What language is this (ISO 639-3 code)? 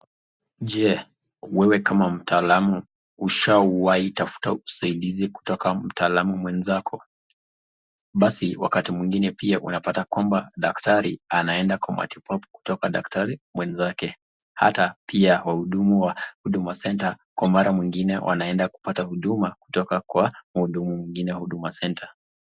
swa